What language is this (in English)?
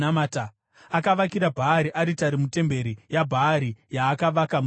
Shona